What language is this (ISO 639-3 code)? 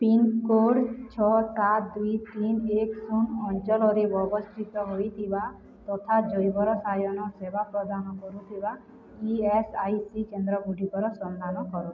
ori